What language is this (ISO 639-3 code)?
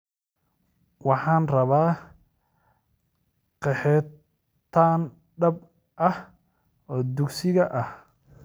som